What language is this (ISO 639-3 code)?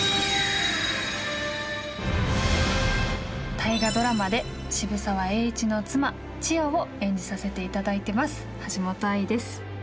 jpn